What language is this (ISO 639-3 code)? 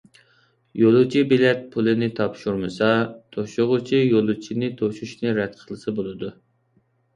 uig